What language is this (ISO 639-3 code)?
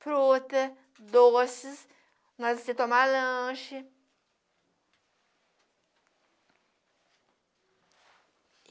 por